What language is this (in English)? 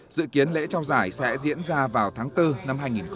Vietnamese